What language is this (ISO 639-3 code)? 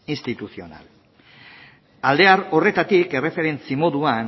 eus